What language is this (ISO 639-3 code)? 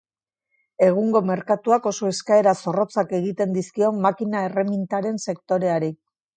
eus